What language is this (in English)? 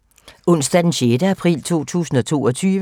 Danish